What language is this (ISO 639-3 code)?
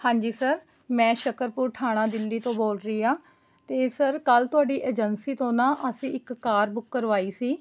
pan